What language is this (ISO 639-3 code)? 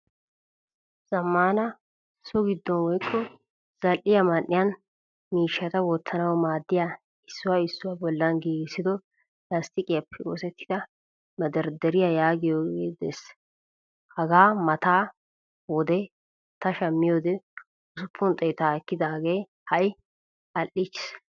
wal